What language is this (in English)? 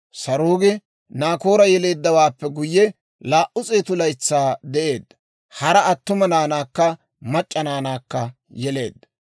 Dawro